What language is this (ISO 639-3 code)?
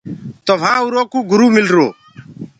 ggg